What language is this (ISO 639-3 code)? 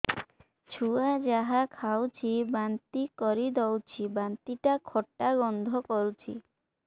ori